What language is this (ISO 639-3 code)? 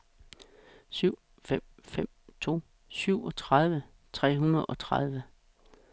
dan